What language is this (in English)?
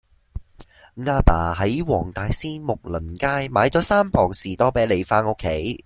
Cantonese